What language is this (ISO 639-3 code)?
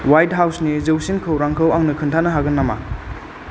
brx